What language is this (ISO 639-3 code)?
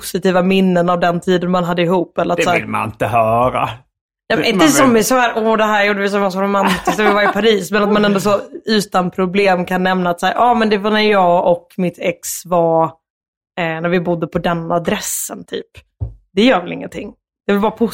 swe